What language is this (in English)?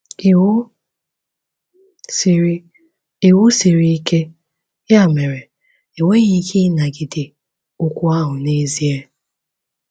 Igbo